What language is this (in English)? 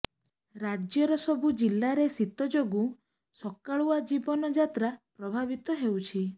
Odia